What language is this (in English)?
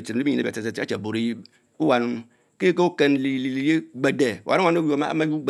Mbe